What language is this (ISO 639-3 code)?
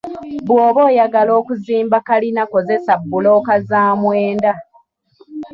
lug